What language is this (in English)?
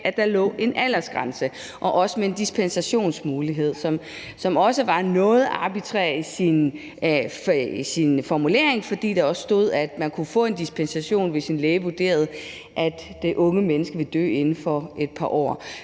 Danish